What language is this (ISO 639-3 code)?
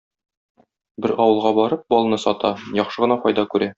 tat